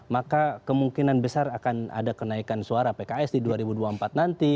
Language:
Indonesian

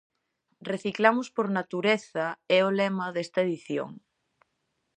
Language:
Galician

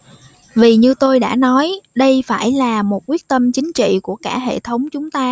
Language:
Vietnamese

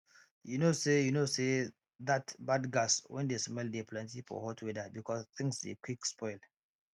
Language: Nigerian Pidgin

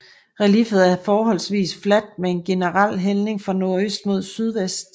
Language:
Danish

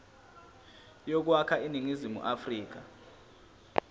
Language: Zulu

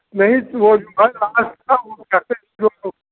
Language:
Hindi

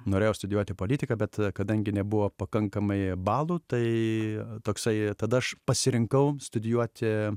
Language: Lithuanian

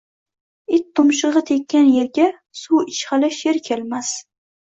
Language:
Uzbek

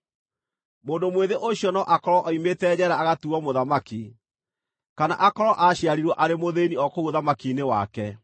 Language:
Kikuyu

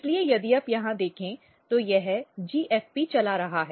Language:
Hindi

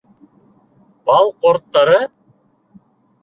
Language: Bashkir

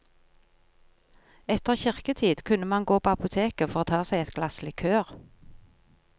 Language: Norwegian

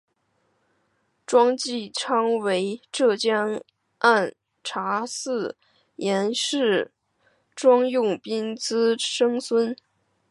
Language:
Chinese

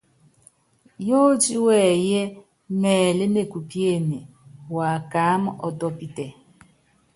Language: Yangben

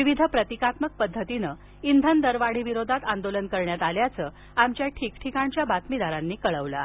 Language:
Marathi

